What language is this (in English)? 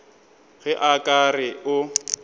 Northern Sotho